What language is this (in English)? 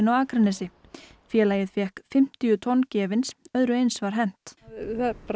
Icelandic